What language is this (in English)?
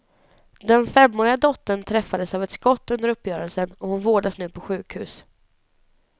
Swedish